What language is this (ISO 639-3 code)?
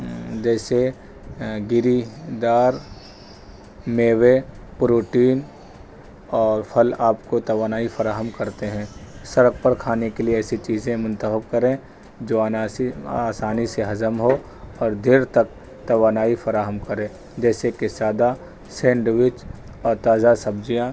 urd